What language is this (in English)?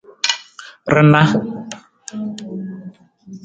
Nawdm